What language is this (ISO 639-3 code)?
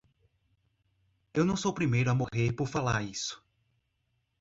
por